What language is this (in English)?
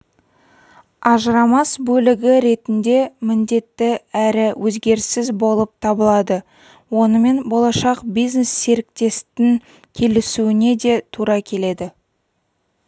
Kazakh